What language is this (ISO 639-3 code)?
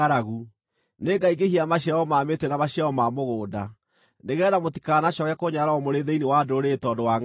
kik